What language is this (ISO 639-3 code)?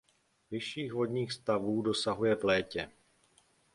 ces